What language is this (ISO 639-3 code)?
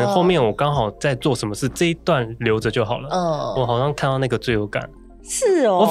zho